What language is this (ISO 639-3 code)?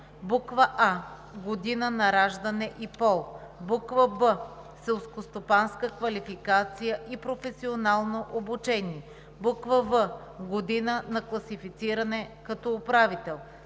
bul